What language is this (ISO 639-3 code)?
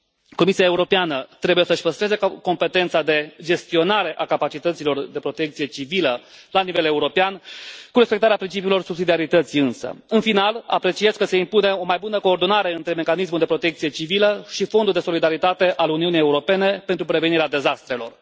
ron